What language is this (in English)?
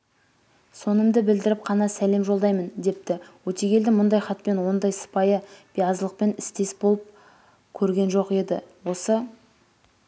Kazakh